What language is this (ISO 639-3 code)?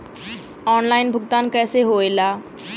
bho